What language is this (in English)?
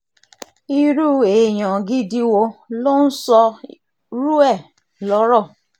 Yoruba